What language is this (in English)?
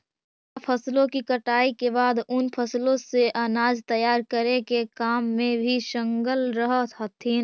Magahi